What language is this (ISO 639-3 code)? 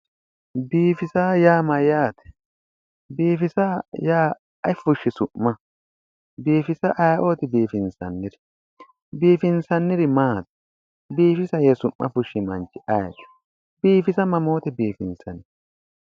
sid